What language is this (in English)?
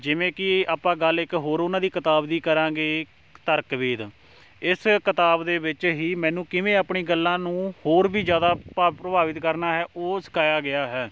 Punjabi